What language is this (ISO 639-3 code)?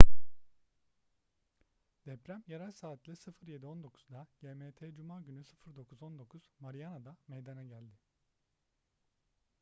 tur